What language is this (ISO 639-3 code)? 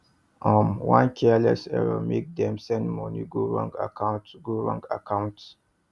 pcm